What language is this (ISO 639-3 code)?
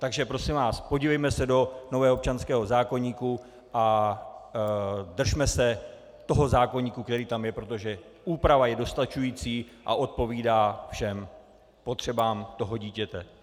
ces